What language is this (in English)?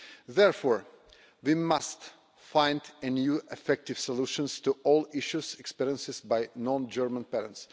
English